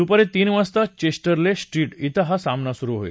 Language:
Marathi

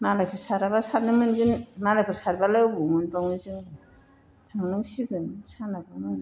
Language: Bodo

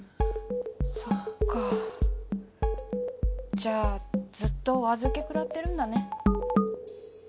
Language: Japanese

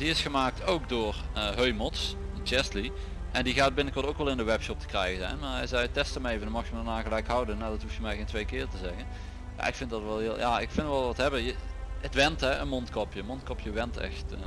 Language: Dutch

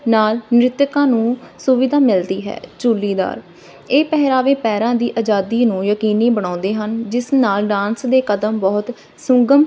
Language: Punjabi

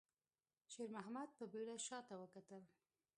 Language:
Pashto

